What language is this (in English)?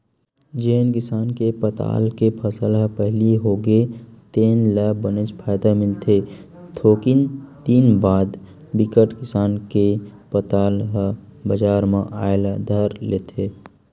Chhattisgarhi